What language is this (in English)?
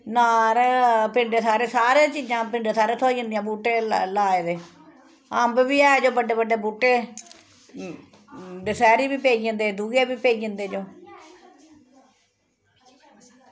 Dogri